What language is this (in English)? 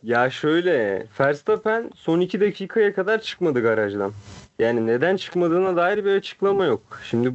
Turkish